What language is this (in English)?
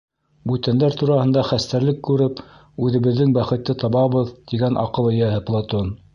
Bashkir